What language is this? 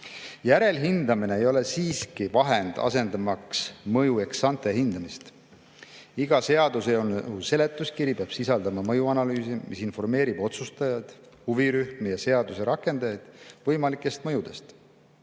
Estonian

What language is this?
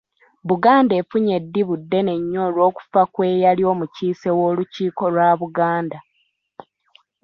Ganda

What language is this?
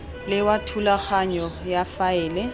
Tswana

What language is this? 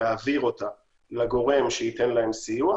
Hebrew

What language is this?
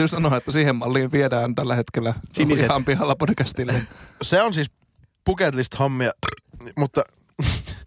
Finnish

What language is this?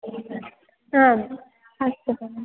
Sanskrit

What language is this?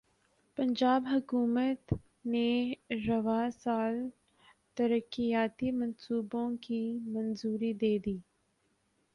Urdu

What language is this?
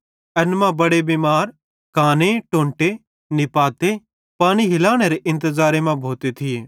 Bhadrawahi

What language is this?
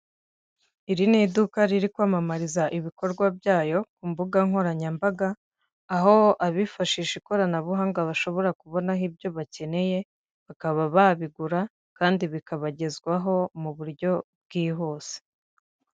Kinyarwanda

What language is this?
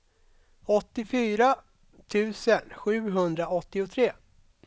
Swedish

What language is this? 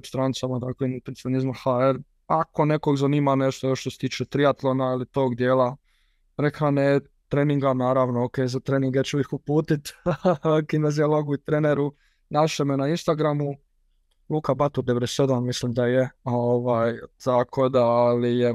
Croatian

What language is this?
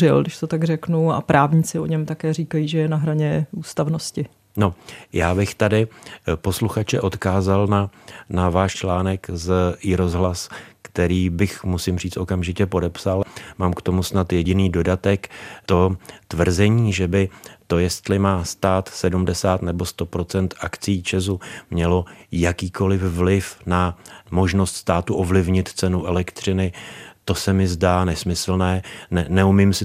Czech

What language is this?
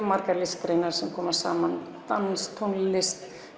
Icelandic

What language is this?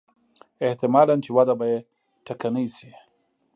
Pashto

